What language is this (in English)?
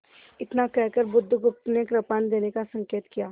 Hindi